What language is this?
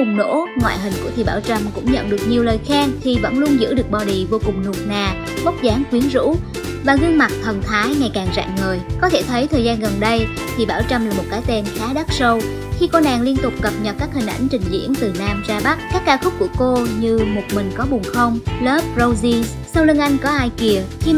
Vietnamese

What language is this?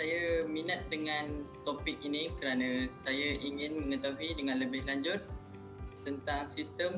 Malay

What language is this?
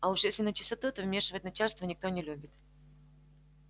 Russian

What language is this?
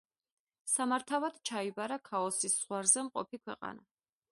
Georgian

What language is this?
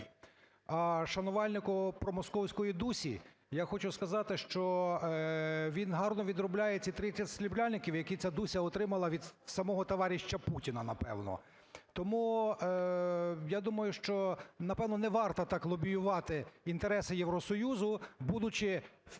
Ukrainian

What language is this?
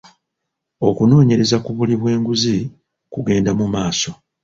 Ganda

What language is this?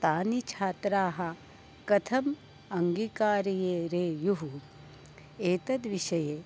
Sanskrit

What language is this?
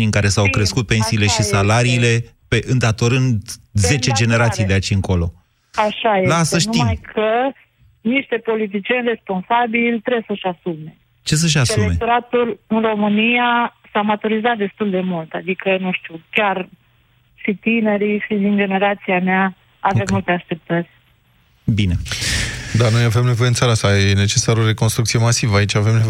Romanian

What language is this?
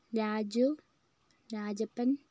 Malayalam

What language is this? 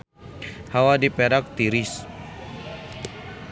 Sundanese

